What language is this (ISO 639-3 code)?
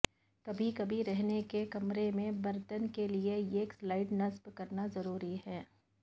urd